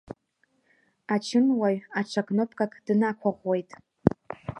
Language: Abkhazian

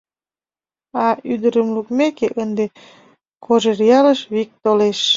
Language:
Mari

